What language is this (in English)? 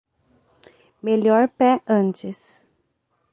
Portuguese